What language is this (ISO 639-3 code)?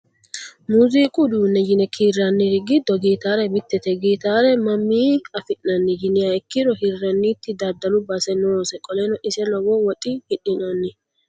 sid